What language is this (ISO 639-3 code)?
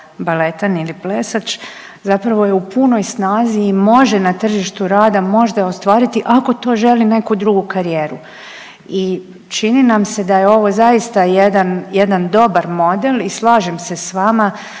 hrv